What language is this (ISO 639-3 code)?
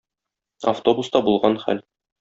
tat